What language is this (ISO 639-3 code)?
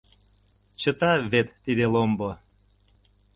chm